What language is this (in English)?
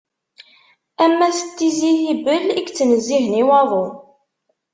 Kabyle